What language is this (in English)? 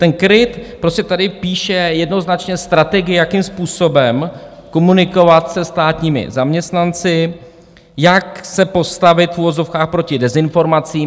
Czech